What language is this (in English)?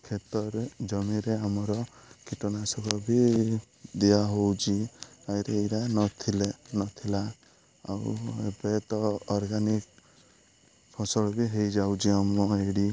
Odia